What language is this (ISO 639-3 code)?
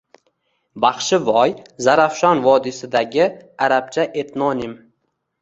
uzb